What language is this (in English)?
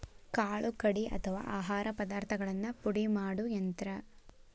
Kannada